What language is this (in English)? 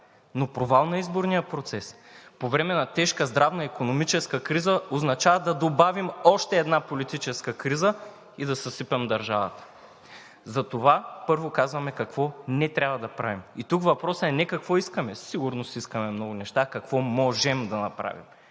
Bulgarian